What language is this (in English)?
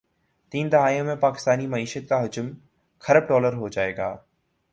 Urdu